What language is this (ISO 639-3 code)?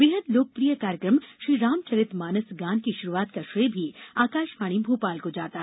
hin